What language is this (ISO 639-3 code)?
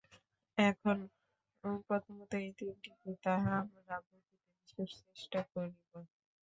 ben